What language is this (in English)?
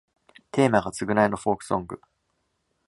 Japanese